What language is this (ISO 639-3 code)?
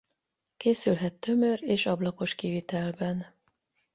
hun